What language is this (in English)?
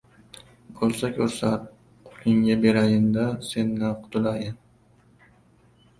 Uzbek